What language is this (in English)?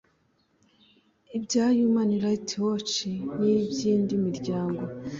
Kinyarwanda